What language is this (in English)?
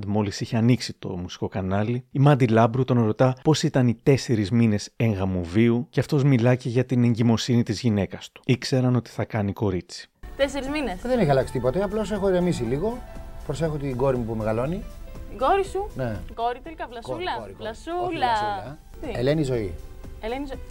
Greek